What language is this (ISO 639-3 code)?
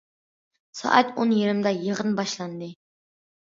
uig